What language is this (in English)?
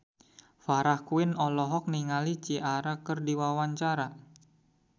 Sundanese